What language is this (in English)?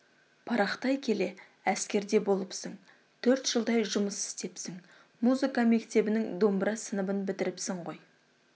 Kazakh